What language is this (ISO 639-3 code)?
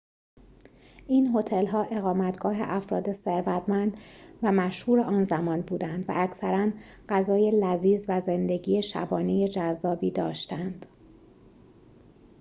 fas